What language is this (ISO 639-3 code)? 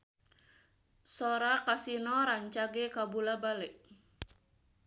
sun